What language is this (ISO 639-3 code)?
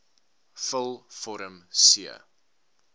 afr